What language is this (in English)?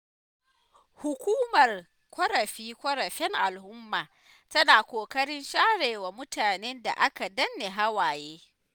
Hausa